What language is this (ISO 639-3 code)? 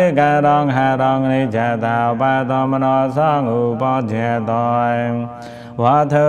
tha